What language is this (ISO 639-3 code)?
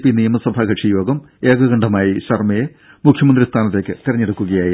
mal